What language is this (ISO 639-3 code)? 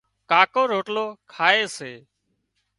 kxp